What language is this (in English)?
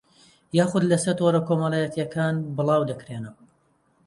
Central Kurdish